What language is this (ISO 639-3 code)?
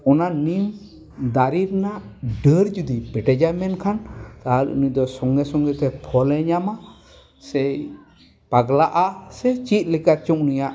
sat